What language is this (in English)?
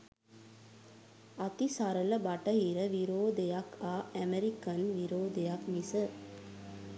Sinhala